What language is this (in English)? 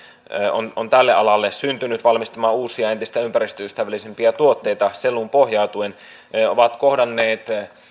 Finnish